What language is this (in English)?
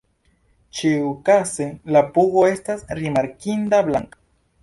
Esperanto